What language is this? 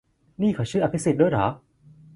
Thai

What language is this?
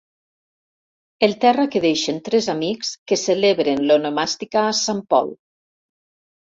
Catalan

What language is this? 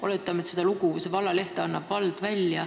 Estonian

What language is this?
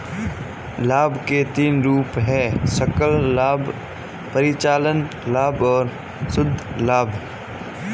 Hindi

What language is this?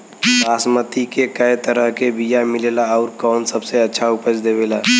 Bhojpuri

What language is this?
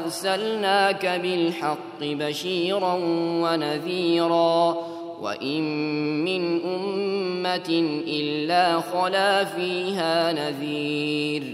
Arabic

